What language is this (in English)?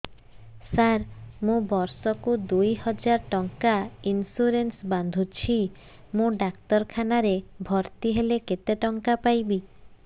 Odia